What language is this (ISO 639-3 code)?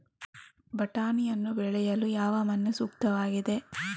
kan